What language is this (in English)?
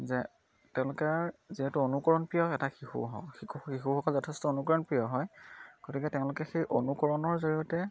Assamese